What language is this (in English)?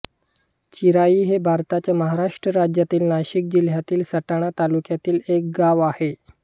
Marathi